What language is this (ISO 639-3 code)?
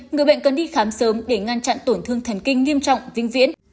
vie